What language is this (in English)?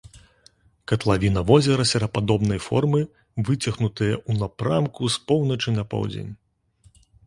Belarusian